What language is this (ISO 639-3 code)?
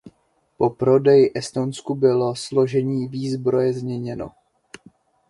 ces